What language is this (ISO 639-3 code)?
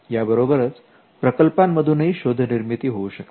mar